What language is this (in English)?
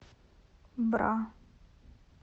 Russian